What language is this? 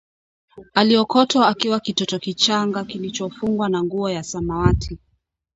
Swahili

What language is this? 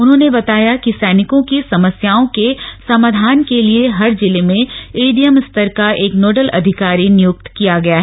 Hindi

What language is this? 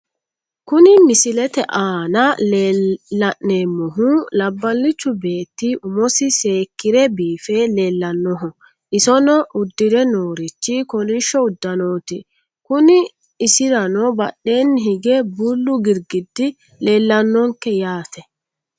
Sidamo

